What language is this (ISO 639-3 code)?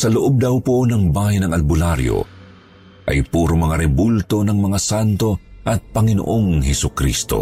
fil